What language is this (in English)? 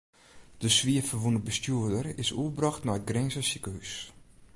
Western Frisian